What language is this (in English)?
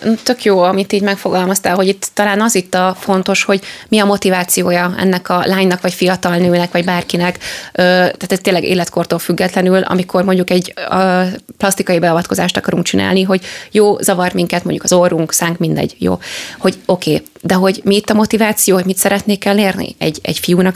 Hungarian